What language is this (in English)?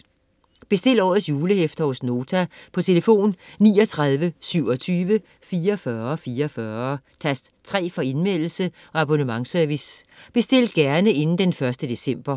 Danish